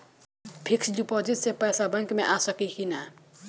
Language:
Bhojpuri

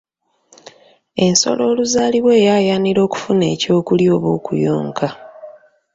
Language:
Ganda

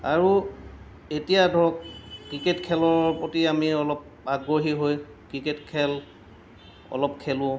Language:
Assamese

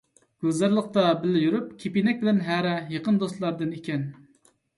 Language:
Uyghur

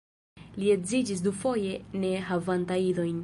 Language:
Esperanto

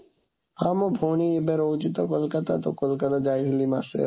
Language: Odia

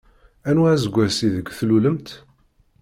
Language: Kabyle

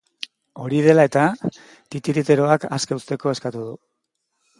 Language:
Basque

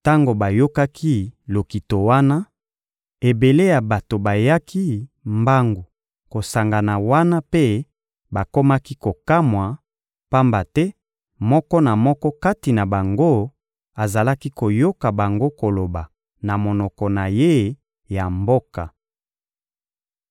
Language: Lingala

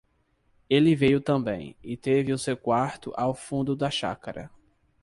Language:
Portuguese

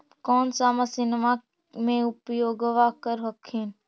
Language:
Magahi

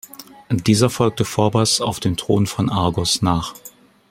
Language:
German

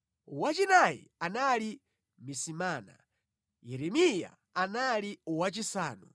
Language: Nyanja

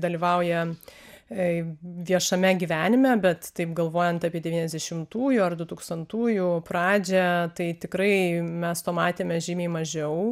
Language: Lithuanian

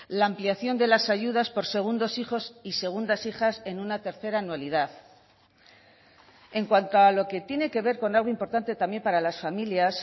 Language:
Spanish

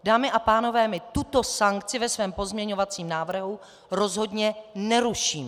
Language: Czech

